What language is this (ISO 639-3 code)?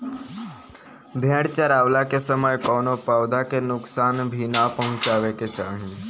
bho